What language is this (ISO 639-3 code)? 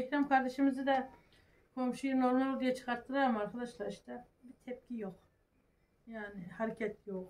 tur